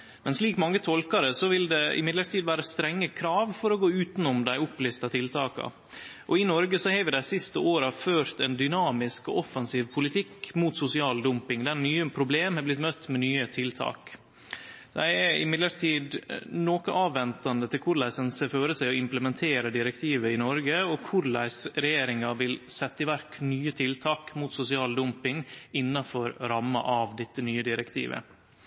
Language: Norwegian Nynorsk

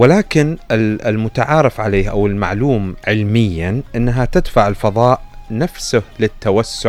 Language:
Arabic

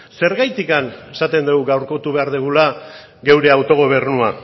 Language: Basque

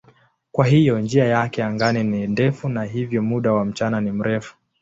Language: Swahili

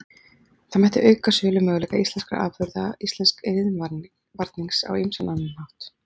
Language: Icelandic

